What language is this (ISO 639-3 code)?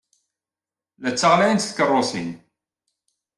kab